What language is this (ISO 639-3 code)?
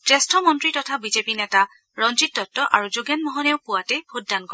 asm